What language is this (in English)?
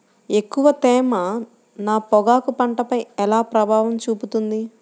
Telugu